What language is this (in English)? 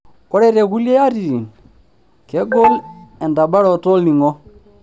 Masai